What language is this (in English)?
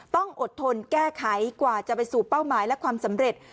Thai